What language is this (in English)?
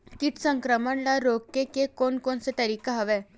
Chhattisgarhi